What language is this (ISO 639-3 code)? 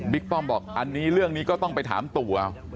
tha